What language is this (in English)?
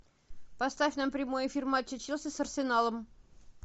Russian